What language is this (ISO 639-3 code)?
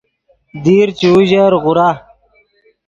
ydg